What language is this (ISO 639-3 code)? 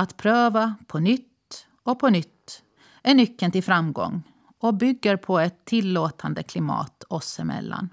swe